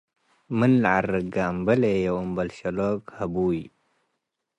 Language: Tigre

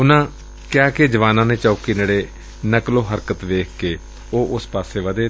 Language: Punjabi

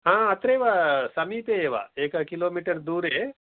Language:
Sanskrit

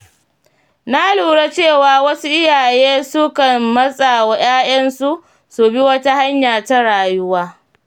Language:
Hausa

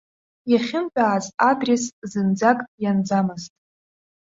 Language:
Abkhazian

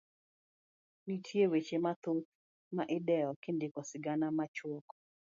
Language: Luo (Kenya and Tanzania)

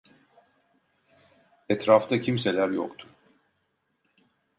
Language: Turkish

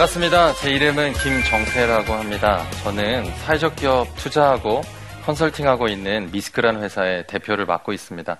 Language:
Korean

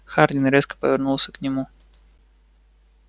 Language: Russian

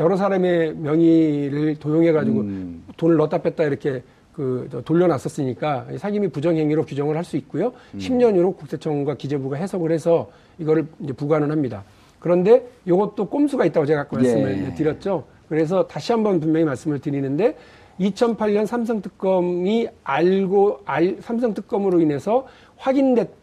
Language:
Korean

